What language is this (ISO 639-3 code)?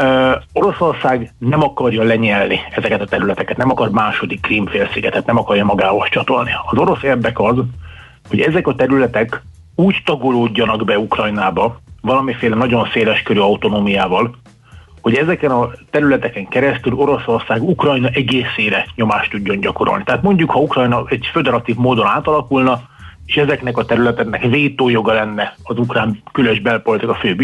hun